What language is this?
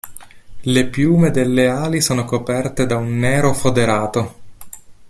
Italian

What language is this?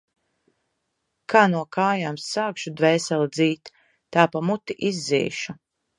Latvian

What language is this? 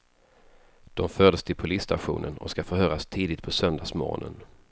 Swedish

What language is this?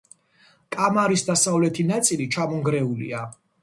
Georgian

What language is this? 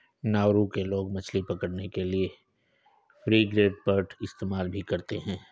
Hindi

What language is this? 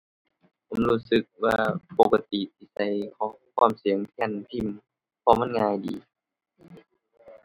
Thai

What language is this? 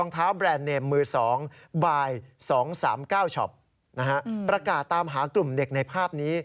Thai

